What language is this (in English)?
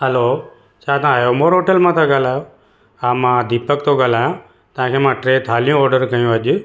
Sindhi